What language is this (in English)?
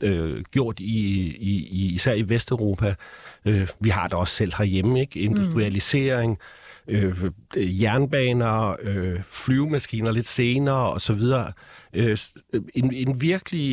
Danish